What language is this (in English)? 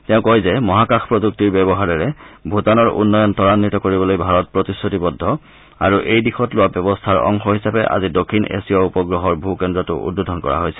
Assamese